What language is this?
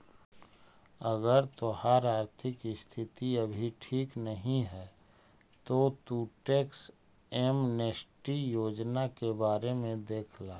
Magahi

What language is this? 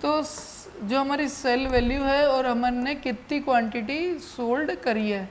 Hindi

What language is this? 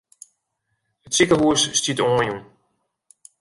Western Frisian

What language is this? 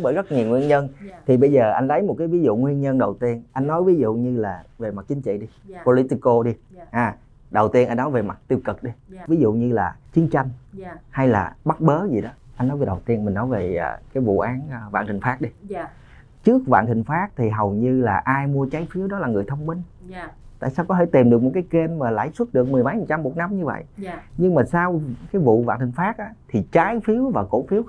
Vietnamese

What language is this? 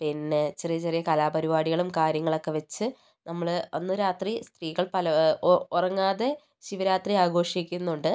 Malayalam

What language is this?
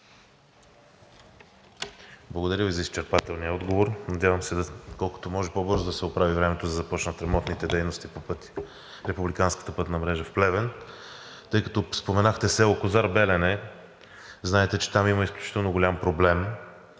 Bulgarian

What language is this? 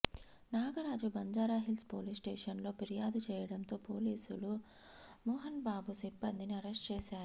Telugu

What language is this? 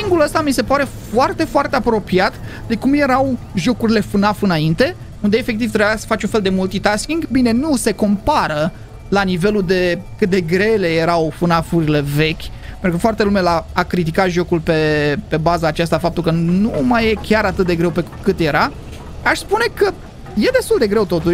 Romanian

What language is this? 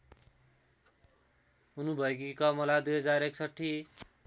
Nepali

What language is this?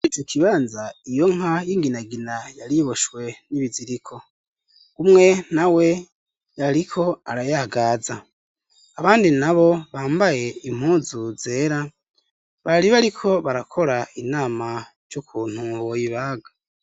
Rundi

